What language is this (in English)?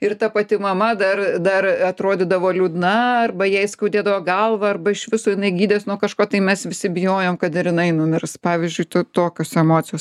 Lithuanian